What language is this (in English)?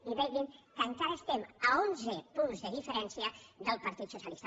Catalan